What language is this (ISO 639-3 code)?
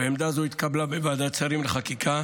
heb